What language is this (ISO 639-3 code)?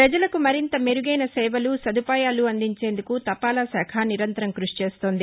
tel